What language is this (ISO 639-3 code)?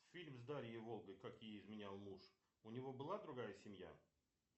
rus